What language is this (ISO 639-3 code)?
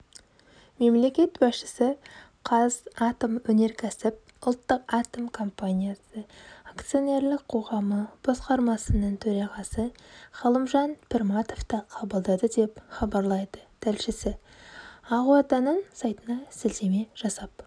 kaz